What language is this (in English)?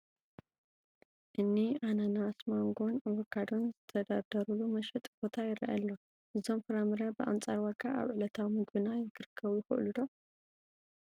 Tigrinya